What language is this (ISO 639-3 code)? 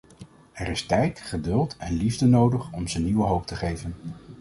nld